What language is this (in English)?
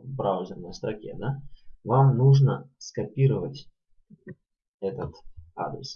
Russian